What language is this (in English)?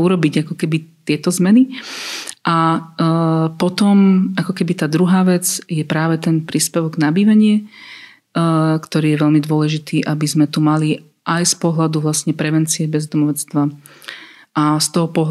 Slovak